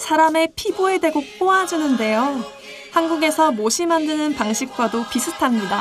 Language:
Korean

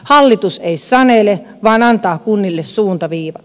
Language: Finnish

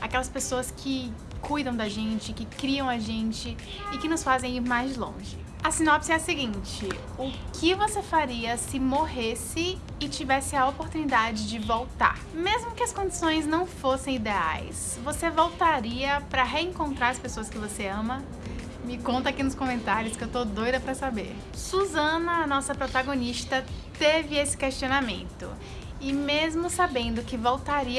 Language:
Portuguese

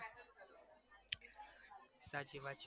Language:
Gujarati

